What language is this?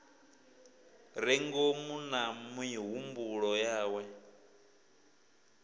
Venda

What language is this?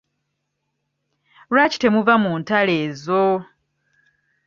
Ganda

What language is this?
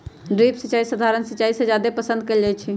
Magahi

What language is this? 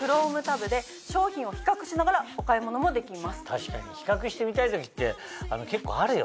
Japanese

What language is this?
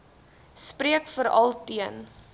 Afrikaans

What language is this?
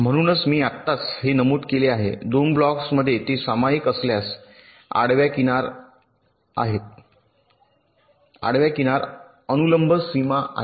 Marathi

